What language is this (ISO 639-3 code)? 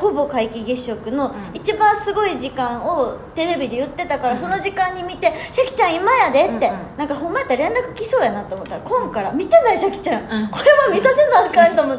jpn